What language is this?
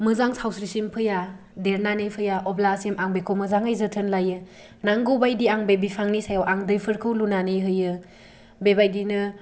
Bodo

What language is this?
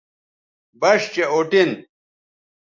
Bateri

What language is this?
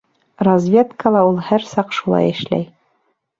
Bashkir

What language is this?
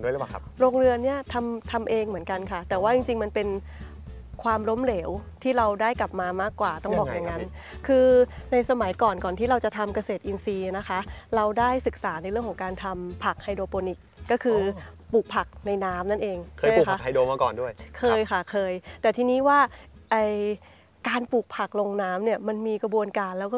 Thai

